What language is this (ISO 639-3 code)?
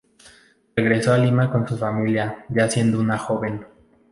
spa